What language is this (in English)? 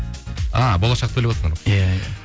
Kazakh